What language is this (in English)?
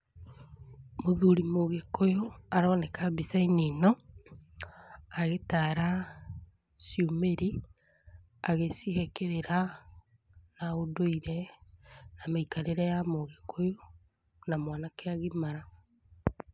Kikuyu